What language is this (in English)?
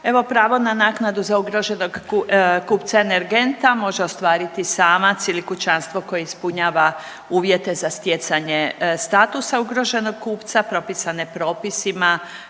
Croatian